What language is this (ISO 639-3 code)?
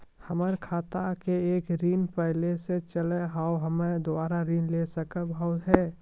mai